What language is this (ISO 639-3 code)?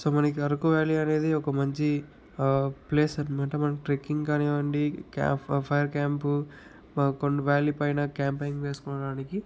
tel